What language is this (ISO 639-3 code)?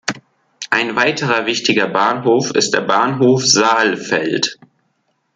deu